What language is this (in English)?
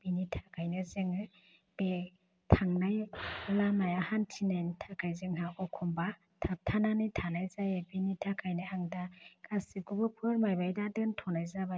Bodo